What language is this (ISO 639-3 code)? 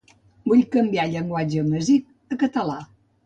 cat